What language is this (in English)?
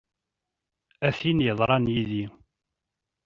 Kabyle